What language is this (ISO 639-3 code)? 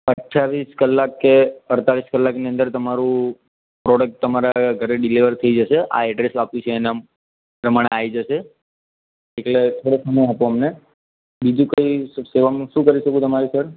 guj